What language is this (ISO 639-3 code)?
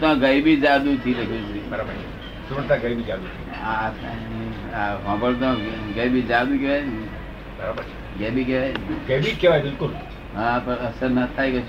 guj